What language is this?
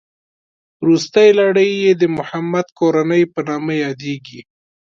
Pashto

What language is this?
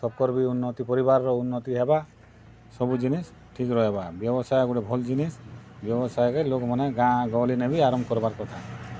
Odia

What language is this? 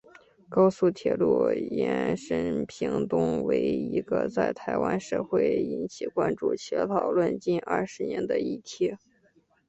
Chinese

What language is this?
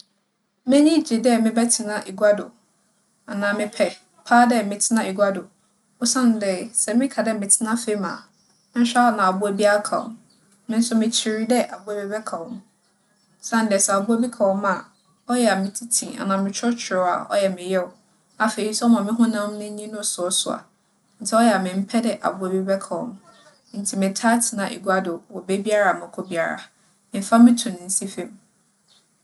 Akan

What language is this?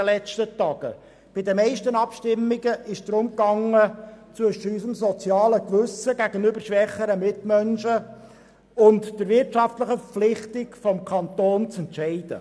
Swiss German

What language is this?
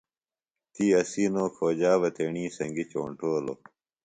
Phalura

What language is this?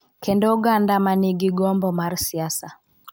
Luo (Kenya and Tanzania)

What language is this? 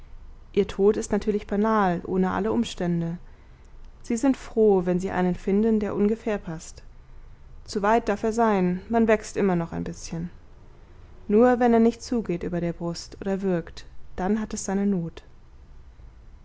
German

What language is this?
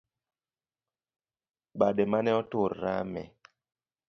Luo (Kenya and Tanzania)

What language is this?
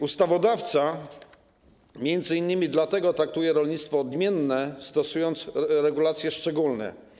Polish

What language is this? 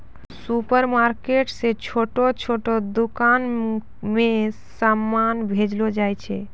Maithili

